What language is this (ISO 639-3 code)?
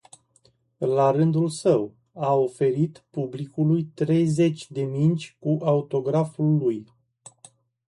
ron